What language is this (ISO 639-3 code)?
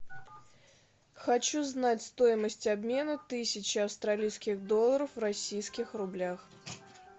rus